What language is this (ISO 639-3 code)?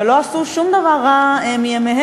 heb